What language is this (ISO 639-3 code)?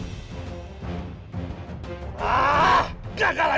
ind